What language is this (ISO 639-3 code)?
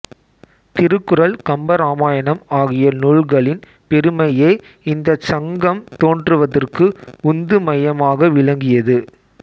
tam